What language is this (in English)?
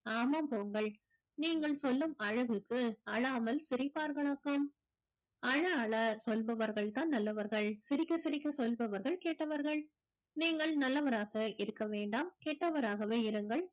Tamil